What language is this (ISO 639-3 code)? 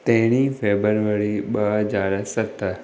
snd